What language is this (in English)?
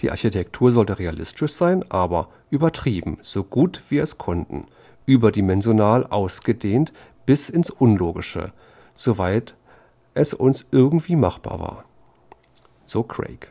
German